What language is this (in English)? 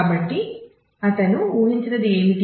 Telugu